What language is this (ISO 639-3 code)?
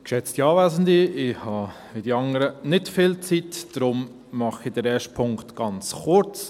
gsw